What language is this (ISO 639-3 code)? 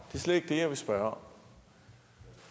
dan